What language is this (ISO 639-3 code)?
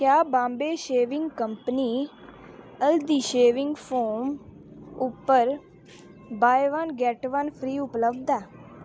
doi